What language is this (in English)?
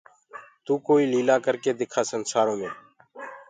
Gurgula